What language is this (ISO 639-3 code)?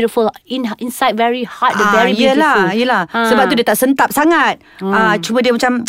msa